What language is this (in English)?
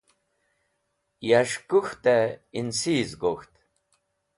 Wakhi